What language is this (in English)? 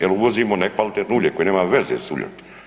Croatian